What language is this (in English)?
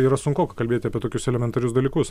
Lithuanian